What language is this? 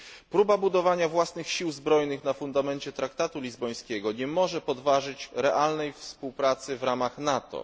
Polish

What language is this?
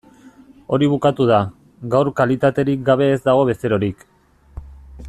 Basque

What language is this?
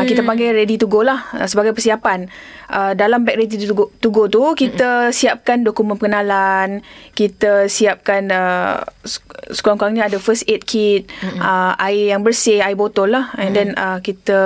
Malay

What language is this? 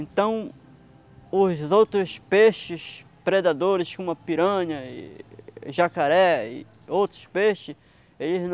Portuguese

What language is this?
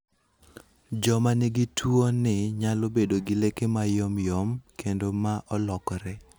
Luo (Kenya and Tanzania)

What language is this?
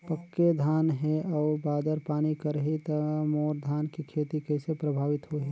Chhattisgarhi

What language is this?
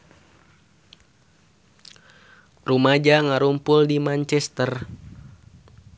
Sundanese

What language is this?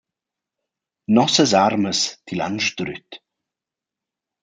Romansh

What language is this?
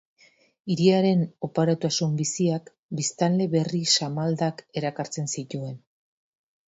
Basque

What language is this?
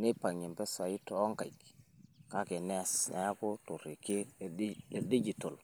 Masai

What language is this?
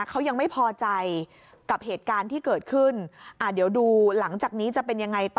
Thai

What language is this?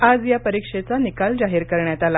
Marathi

